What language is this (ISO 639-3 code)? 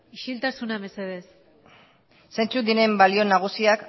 eus